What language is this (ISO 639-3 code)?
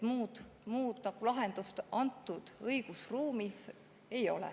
est